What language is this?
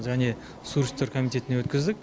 Kazakh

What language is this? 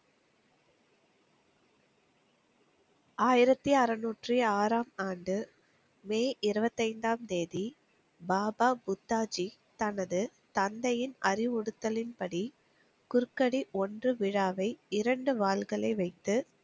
Tamil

